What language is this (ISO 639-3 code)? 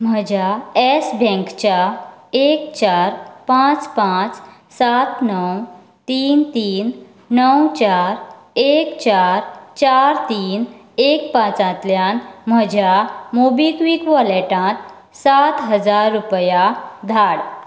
kok